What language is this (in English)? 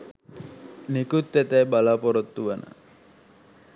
Sinhala